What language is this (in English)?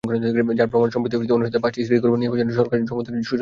Bangla